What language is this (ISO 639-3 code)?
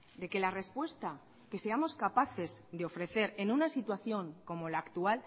spa